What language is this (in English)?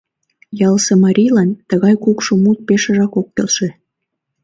Mari